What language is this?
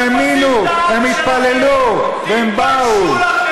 Hebrew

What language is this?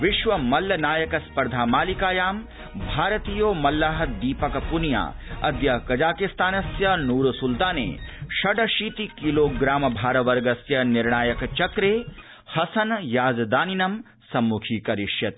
Sanskrit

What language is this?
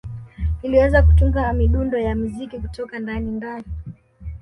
Swahili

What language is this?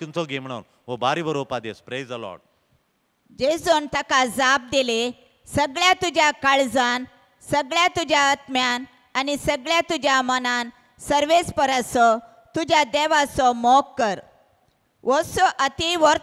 Marathi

